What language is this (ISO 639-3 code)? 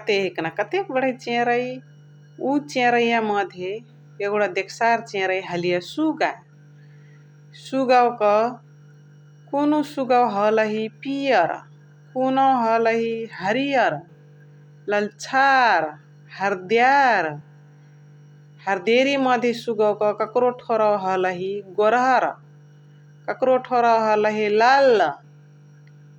the